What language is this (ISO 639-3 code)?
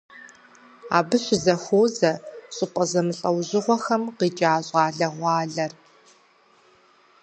kbd